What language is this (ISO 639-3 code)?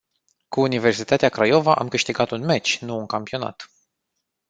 ron